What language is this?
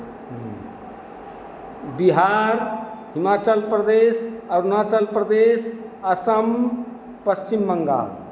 Hindi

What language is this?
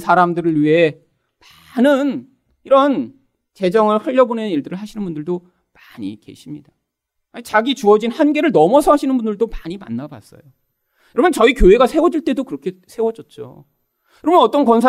Korean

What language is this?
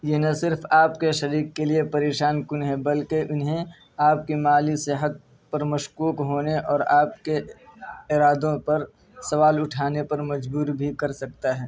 Urdu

